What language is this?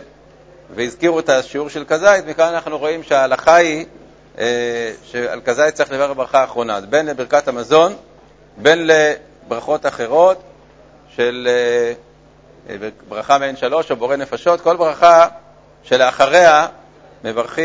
Hebrew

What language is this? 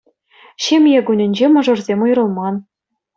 Chuvash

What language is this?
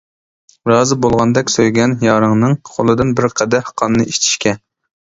Uyghur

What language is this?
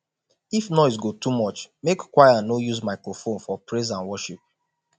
Nigerian Pidgin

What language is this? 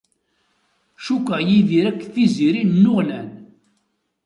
Kabyle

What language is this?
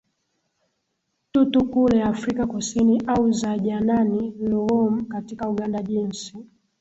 Swahili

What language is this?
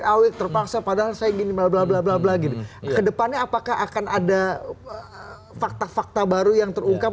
Indonesian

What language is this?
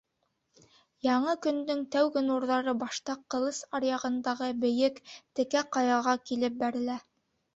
Bashkir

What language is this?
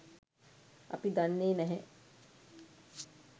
Sinhala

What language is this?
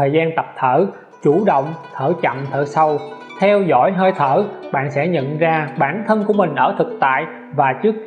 Vietnamese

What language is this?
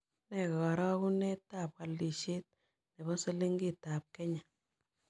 Kalenjin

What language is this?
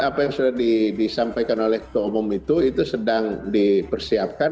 Indonesian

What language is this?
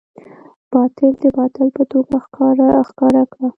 Pashto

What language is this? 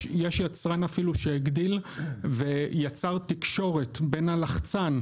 Hebrew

